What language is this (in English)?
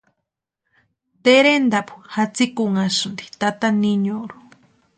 Western Highland Purepecha